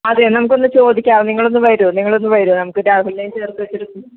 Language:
Malayalam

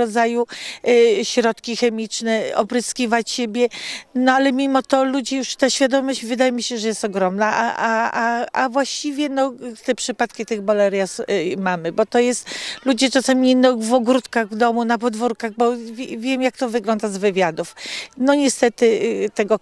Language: Polish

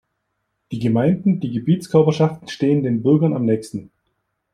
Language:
German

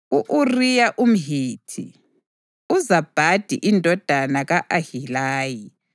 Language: North Ndebele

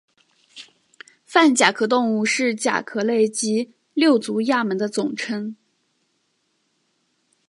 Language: Chinese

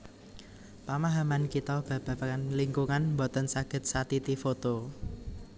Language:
Javanese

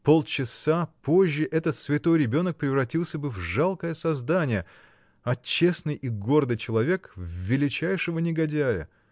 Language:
Russian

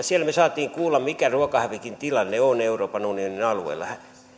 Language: Finnish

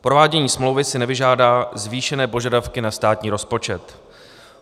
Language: Czech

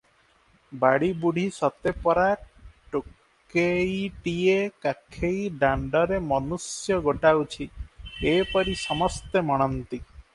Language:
Odia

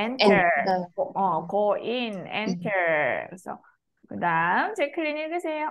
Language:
Korean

